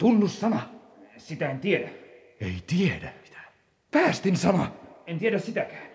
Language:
Finnish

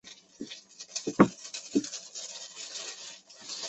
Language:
Chinese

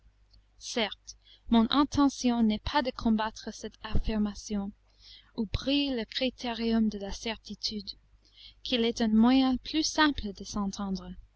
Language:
French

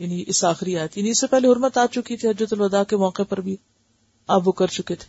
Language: Urdu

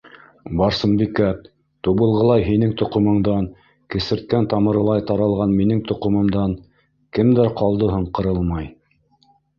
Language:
Bashkir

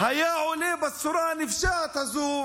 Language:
Hebrew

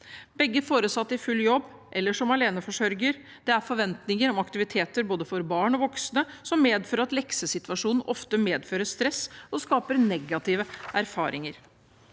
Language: Norwegian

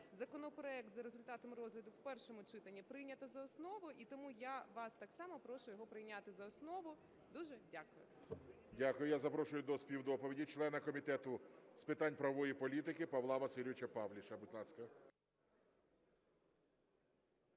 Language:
Ukrainian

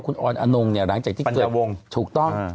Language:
Thai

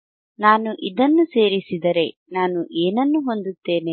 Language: Kannada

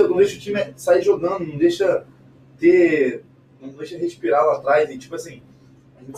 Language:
Portuguese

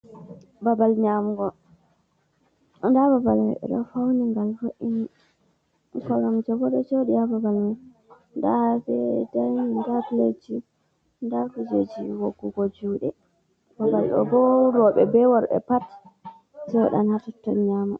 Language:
Fula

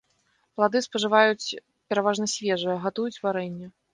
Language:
Belarusian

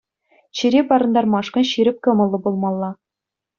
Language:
Chuvash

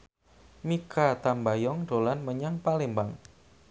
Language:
Javanese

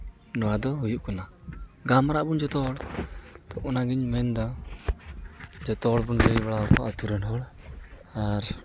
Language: Santali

